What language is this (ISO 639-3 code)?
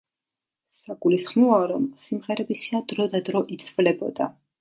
kat